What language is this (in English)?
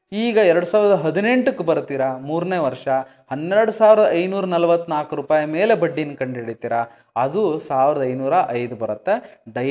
Kannada